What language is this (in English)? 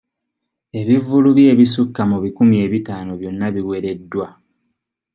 Ganda